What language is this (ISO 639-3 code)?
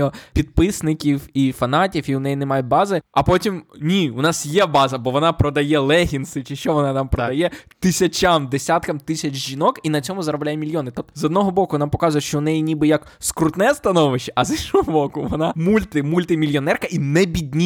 ukr